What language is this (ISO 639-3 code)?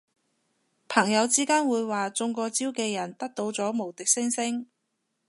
yue